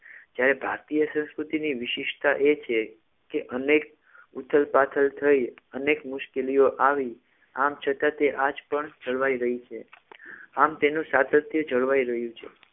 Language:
Gujarati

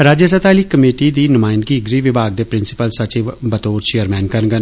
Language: Dogri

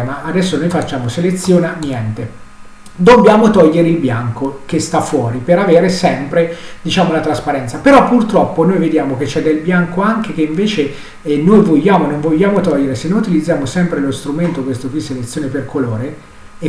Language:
Italian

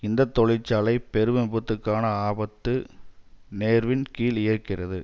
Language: Tamil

